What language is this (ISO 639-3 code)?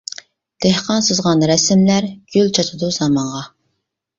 uig